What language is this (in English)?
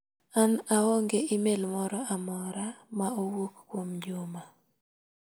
Luo (Kenya and Tanzania)